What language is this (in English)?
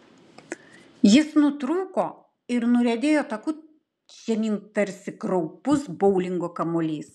Lithuanian